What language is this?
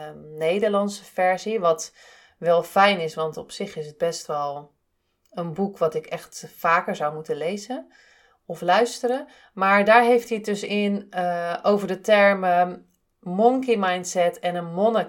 Dutch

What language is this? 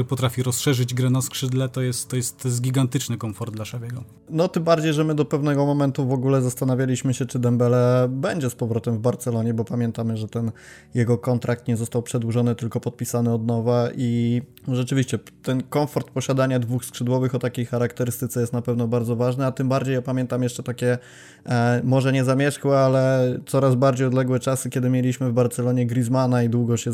Polish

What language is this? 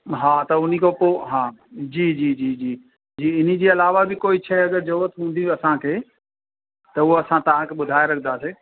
Sindhi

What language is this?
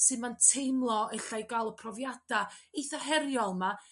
Welsh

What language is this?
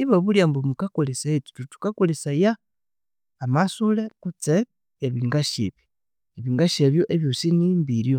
Konzo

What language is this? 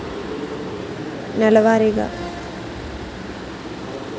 Telugu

